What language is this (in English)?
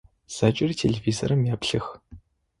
Adyghe